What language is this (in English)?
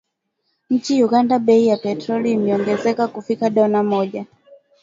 Swahili